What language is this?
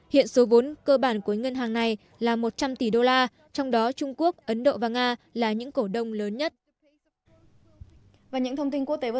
Vietnamese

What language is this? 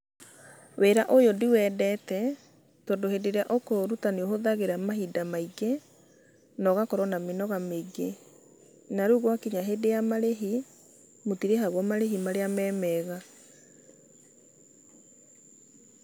Kikuyu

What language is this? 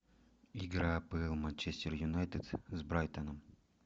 Russian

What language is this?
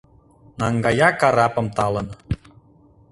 Mari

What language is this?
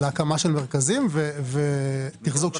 Hebrew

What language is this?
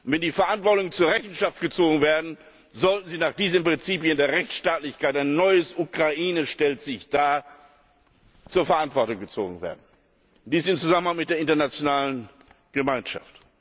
German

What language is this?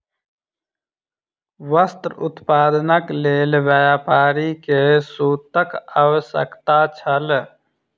Maithili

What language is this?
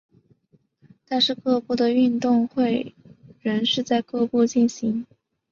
Chinese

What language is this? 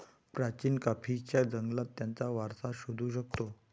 Marathi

